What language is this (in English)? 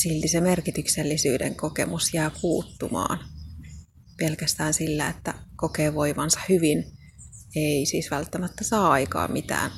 Finnish